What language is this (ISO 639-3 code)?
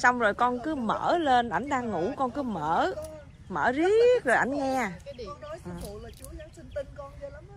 vie